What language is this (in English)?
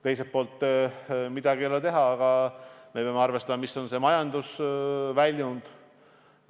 Estonian